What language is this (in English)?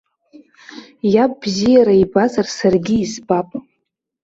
Abkhazian